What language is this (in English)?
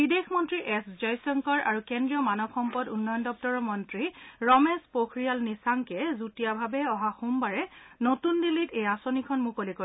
Assamese